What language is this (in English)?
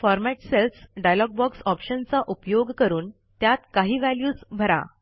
Marathi